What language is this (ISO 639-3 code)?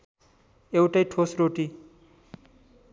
nep